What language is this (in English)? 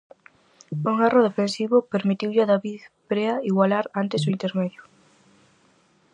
Galician